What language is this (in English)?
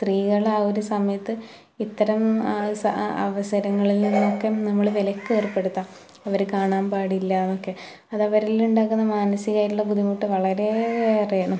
Malayalam